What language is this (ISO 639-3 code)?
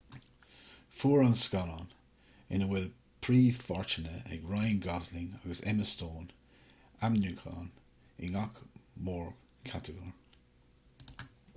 gle